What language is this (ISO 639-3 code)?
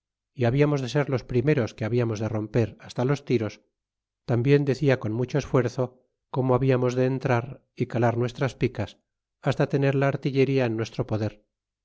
spa